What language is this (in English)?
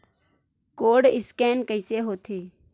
Chhattisgarhi